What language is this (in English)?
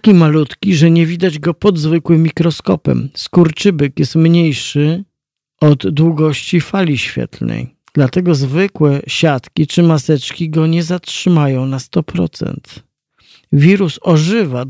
Polish